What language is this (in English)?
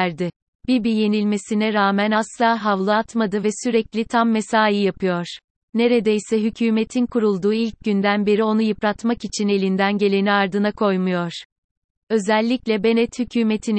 Turkish